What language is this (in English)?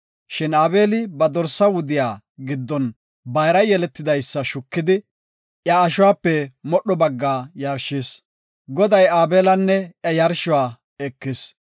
Gofa